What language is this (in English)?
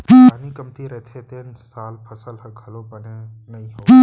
Chhattisgarhi